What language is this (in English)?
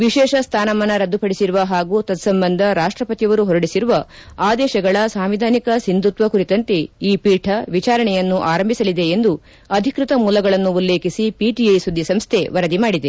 Kannada